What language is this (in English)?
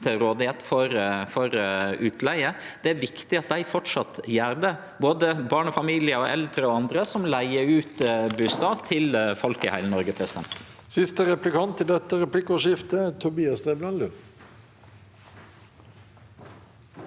Norwegian